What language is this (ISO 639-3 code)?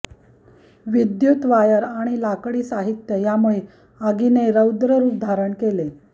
mar